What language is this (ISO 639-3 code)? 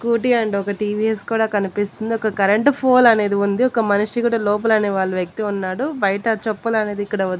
tel